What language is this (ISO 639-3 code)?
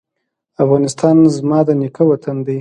pus